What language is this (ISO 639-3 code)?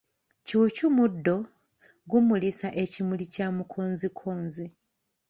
lug